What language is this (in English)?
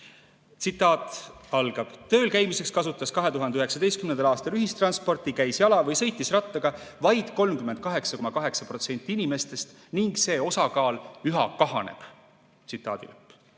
Estonian